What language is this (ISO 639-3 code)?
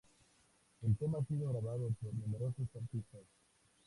spa